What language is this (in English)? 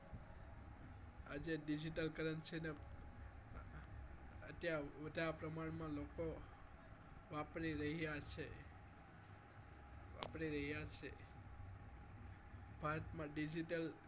Gujarati